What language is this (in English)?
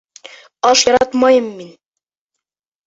Bashkir